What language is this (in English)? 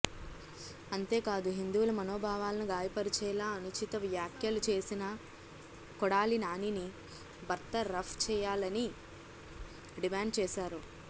Telugu